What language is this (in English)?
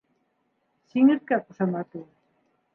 Bashkir